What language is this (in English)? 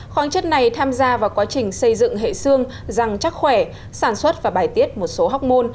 Vietnamese